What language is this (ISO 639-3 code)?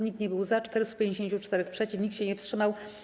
pol